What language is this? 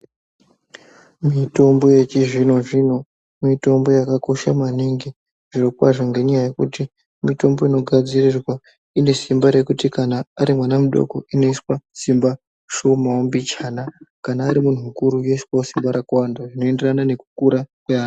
Ndau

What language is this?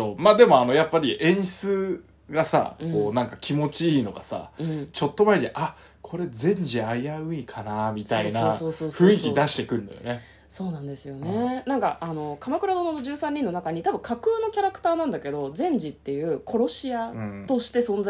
Japanese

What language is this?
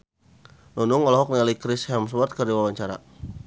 Sundanese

